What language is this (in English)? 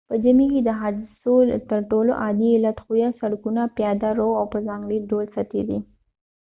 Pashto